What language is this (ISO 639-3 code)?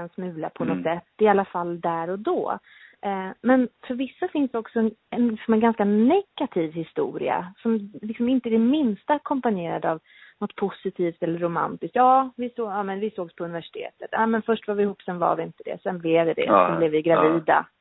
swe